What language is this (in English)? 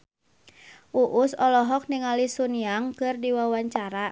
Sundanese